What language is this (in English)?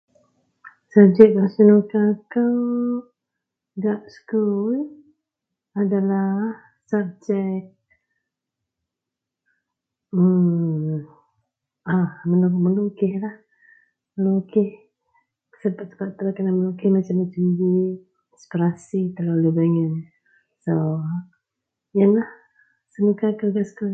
Central Melanau